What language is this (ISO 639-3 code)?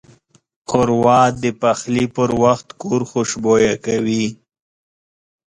pus